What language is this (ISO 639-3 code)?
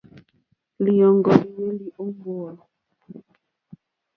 bri